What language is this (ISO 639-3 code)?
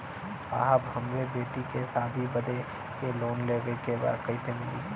bho